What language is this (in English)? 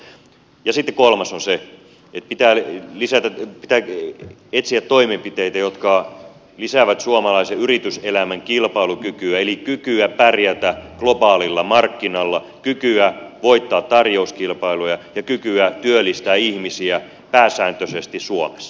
Finnish